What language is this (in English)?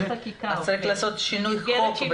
Hebrew